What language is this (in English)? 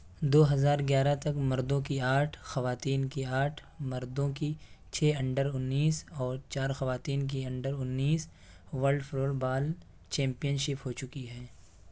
Urdu